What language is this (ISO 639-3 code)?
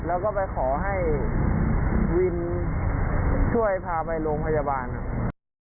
tha